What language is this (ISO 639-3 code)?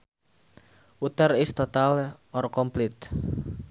sun